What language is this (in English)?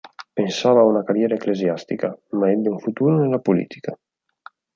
Italian